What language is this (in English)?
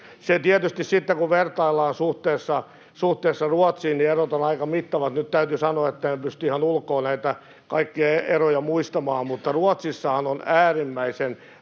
Finnish